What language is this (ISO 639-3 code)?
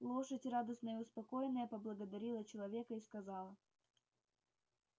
rus